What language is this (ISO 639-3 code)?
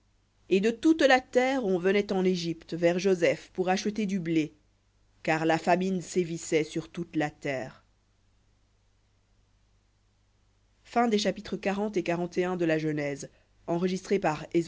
fra